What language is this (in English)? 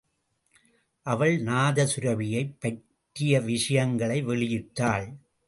Tamil